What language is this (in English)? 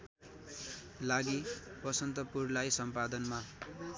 Nepali